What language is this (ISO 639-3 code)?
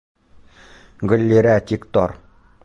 bak